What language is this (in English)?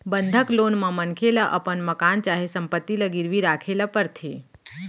Chhattisgarhi